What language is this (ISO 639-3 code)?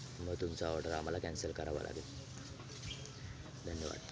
mar